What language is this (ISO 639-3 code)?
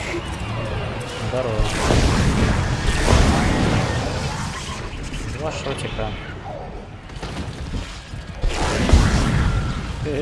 rus